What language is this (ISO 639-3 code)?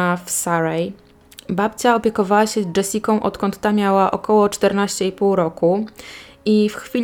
pol